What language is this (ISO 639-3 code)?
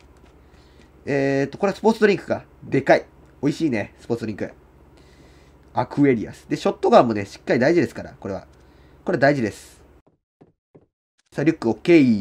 jpn